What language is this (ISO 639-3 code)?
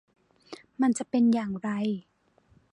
tha